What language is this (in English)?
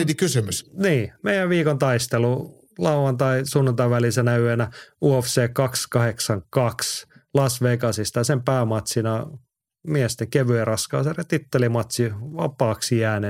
Finnish